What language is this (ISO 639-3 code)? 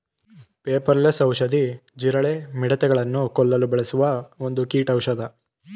kan